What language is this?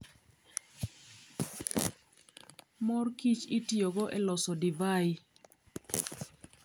Luo (Kenya and Tanzania)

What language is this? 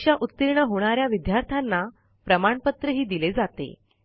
Marathi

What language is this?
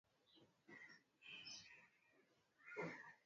Swahili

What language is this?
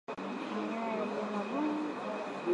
Swahili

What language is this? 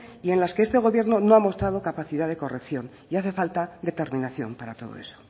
Spanish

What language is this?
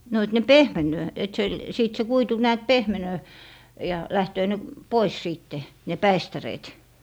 Finnish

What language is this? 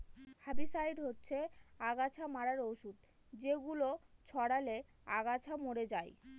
Bangla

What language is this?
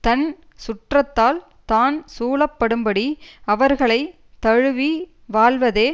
Tamil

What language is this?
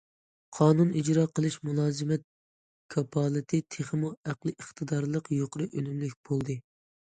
Uyghur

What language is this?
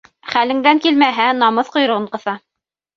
Bashkir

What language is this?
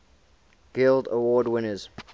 English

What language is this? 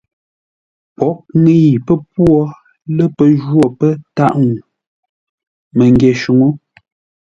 Ngombale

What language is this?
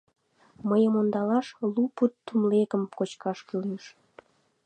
Mari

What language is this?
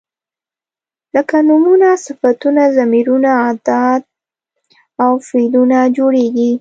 Pashto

